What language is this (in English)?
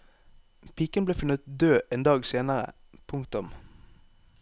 Norwegian